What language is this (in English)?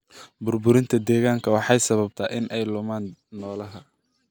Somali